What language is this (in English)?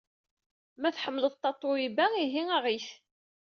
Kabyle